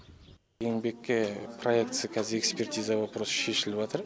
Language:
Kazakh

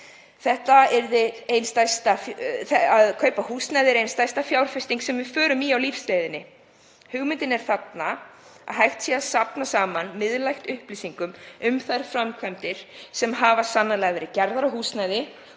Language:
Icelandic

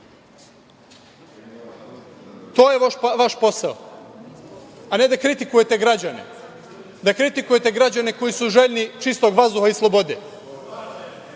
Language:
Serbian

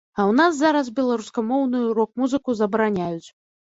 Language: Belarusian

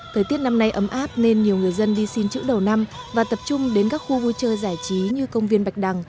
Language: Vietnamese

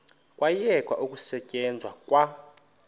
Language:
Xhosa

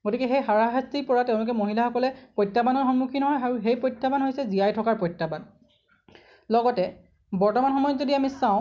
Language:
Assamese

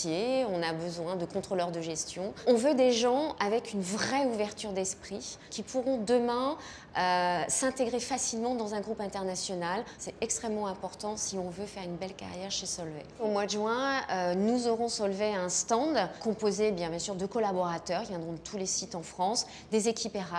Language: French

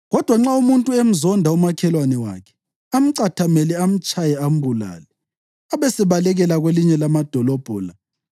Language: North Ndebele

